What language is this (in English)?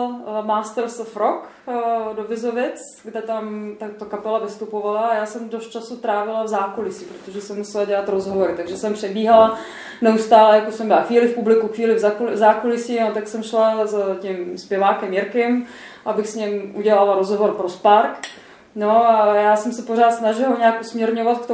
Czech